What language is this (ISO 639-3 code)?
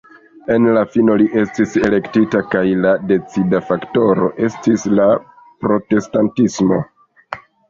epo